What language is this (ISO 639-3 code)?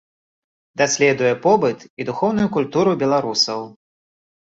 bel